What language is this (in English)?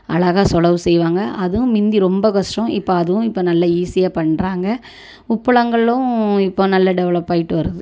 Tamil